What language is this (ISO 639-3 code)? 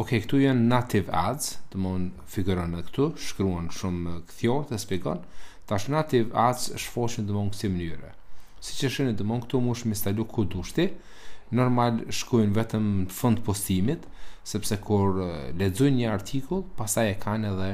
ron